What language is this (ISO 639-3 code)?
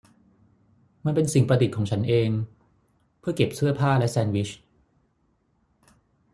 tha